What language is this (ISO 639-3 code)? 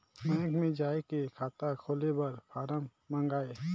hne